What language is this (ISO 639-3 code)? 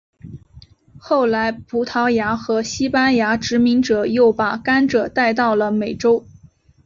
zho